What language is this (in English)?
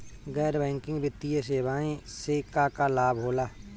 Bhojpuri